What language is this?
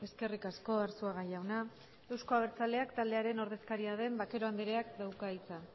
Basque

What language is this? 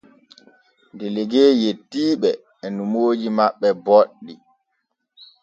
Borgu Fulfulde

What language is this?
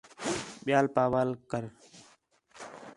Khetrani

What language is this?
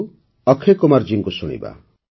Odia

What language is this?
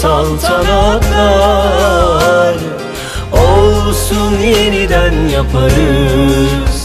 Turkish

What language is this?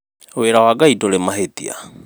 Kikuyu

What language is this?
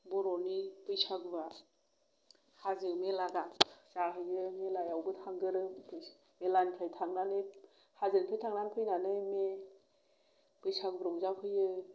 Bodo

